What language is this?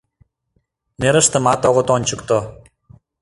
Mari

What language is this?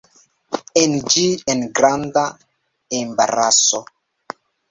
Esperanto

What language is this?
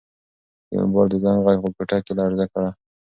Pashto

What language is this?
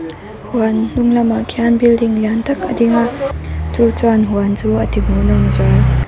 Mizo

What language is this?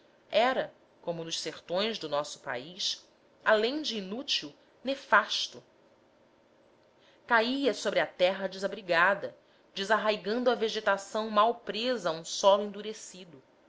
Portuguese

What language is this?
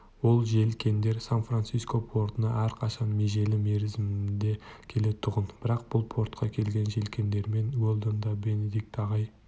Kazakh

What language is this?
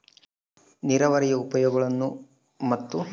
Kannada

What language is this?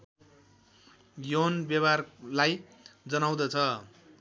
Nepali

